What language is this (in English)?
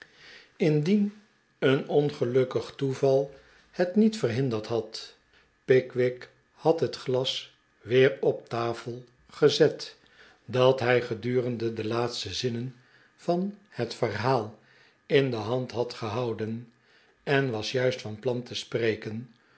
Dutch